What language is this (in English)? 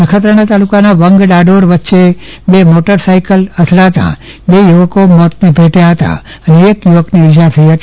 Gujarati